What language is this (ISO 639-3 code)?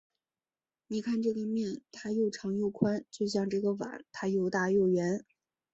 zho